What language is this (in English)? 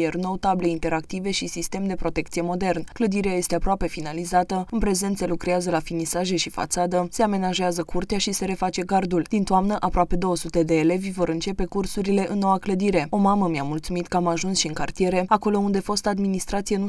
Romanian